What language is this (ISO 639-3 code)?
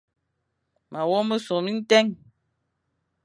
fan